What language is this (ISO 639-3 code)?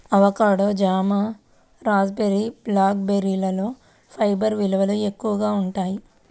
tel